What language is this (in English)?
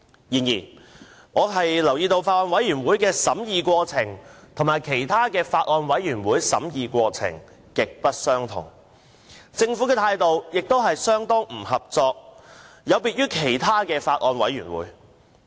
Cantonese